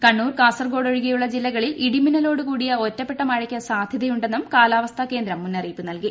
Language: Malayalam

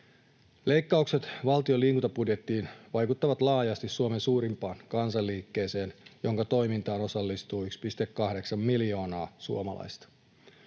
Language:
Finnish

